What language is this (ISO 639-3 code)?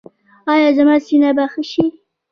pus